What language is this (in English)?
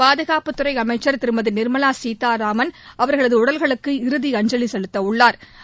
Tamil